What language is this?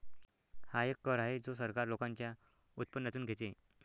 Marathi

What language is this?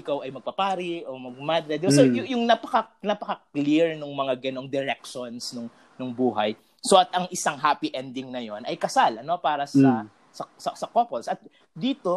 Filipino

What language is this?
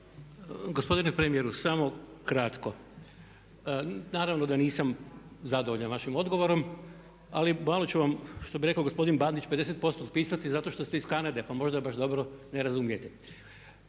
Croatian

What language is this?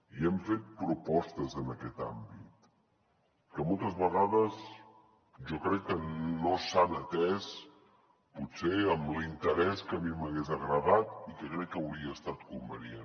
Catalan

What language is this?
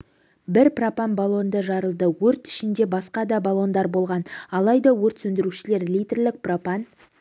Kazakh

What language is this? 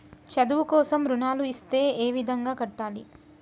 Telugu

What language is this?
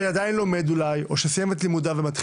Hebrew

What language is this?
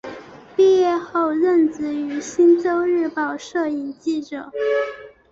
Chinese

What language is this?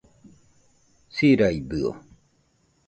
Nüpode Huitoto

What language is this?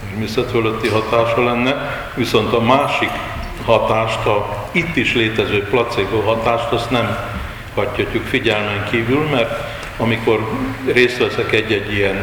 Hungarian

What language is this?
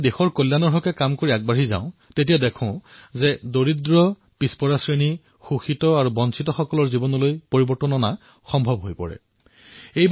Assamese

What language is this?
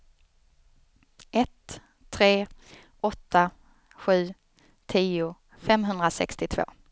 Swedish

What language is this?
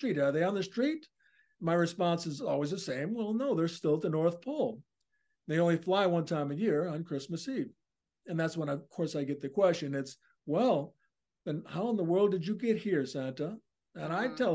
English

